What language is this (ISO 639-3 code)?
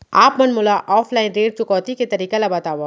hne